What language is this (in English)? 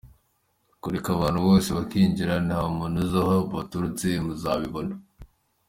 Kinyarwanda